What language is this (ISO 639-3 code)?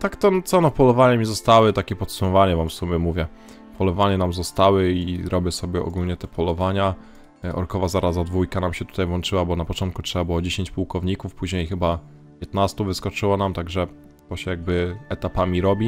pol